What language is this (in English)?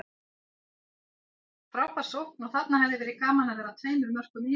Icelandic